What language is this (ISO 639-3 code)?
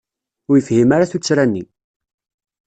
kab